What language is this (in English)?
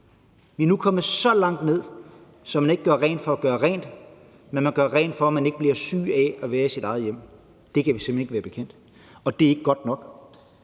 Danish